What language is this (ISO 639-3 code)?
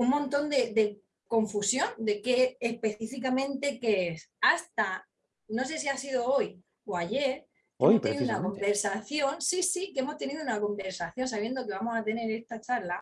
spa